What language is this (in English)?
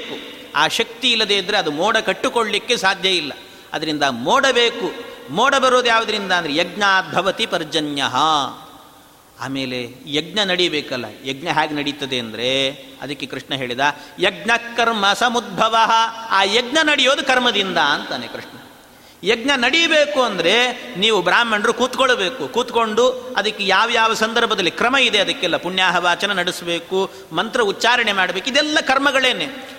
Kannada